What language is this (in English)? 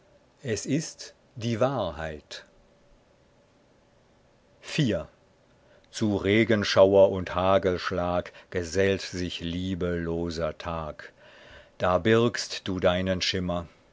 German